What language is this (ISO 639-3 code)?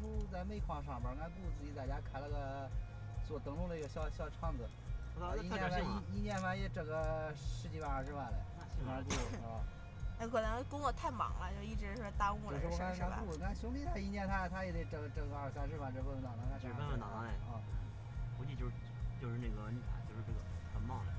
zho